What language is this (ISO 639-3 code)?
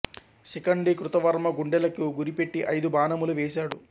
tel